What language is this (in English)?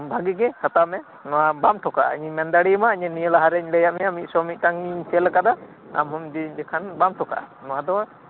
Santali